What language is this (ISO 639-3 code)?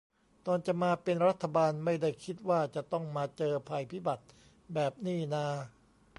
tha